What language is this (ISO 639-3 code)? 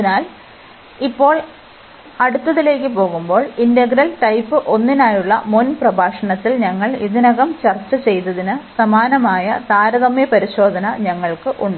mal